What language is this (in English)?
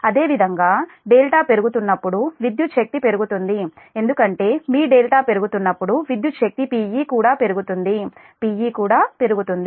Telugu